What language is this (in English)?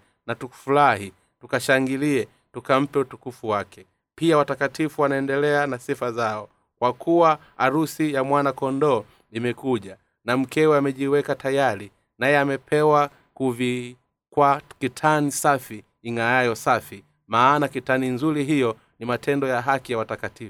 Swahili